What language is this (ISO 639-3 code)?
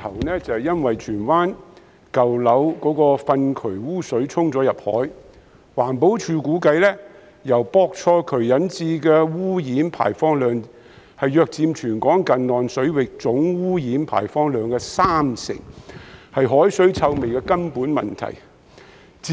yue